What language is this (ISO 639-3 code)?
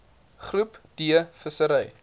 afr